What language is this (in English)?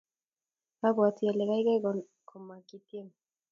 Kalenjin